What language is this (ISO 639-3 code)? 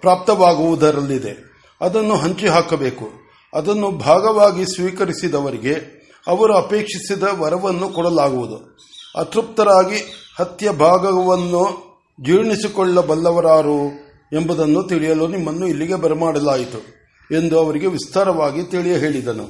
kan